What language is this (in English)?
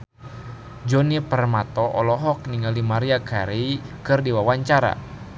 Sundanese